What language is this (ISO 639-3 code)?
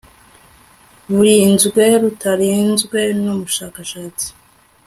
kin